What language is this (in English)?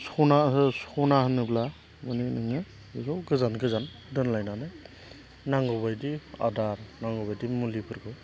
Bodo